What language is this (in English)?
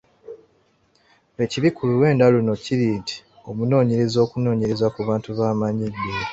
Ganda